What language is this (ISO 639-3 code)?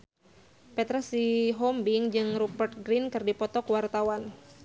sun